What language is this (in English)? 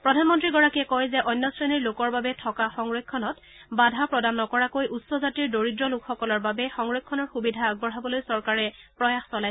Assamese